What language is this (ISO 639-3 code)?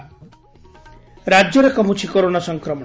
ori